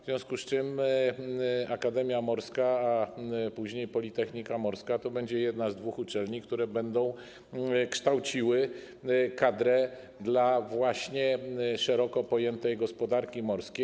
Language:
Polish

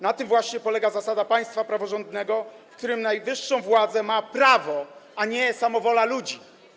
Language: Polish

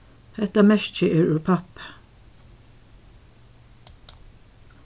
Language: Faroese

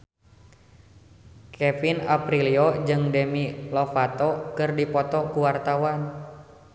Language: Sundanese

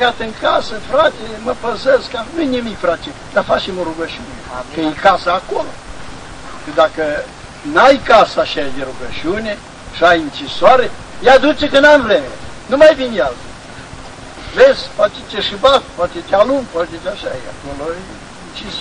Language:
Romanian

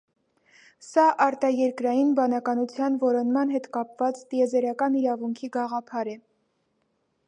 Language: Armenian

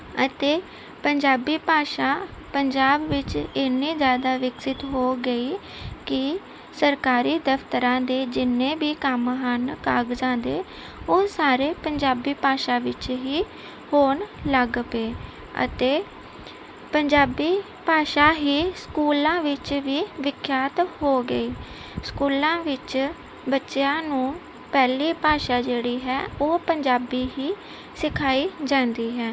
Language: Punjabi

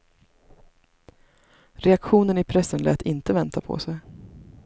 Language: Swedish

